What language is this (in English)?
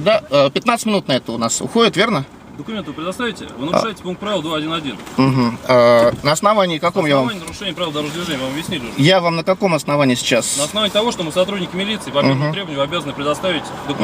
Russian